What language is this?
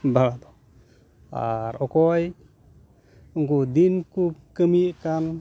Santali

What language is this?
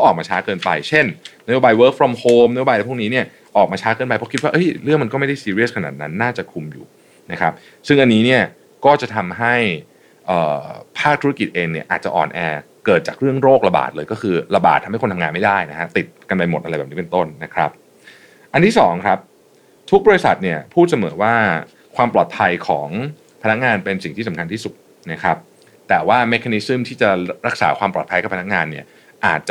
Thai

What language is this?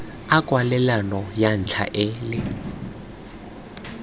Tswana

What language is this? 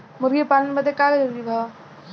Bhojpuri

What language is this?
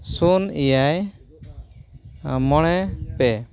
Santali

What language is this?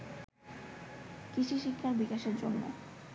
Bangla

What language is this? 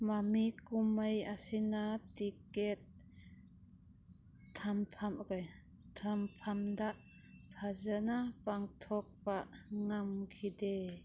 Manipuri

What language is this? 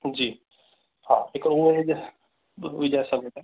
Sindhi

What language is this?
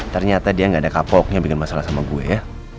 Indonesian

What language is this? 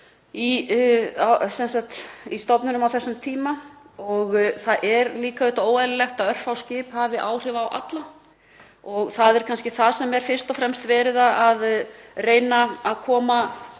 Icelandic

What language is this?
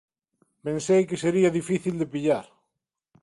Galician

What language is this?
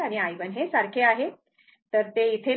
Marathi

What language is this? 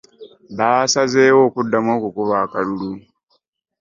Ganda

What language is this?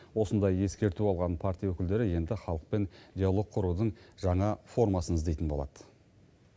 Kazakh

